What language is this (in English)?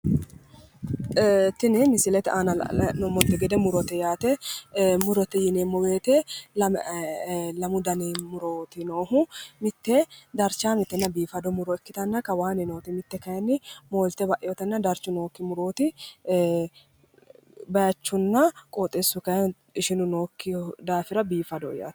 Sidamo